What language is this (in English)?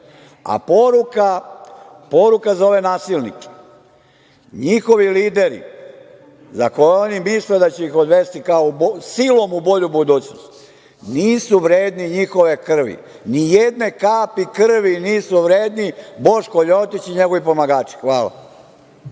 Serbian